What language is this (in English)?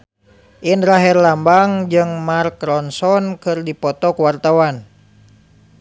Sundanese